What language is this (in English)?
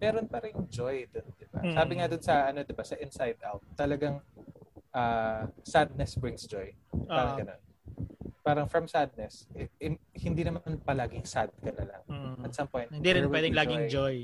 Filipino